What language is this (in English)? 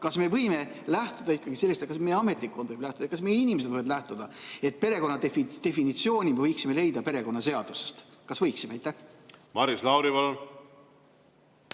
Estonian